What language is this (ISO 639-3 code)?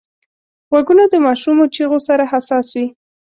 pus